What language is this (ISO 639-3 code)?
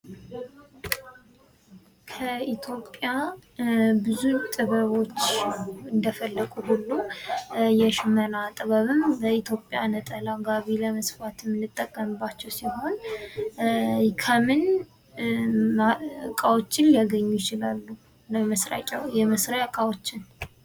amh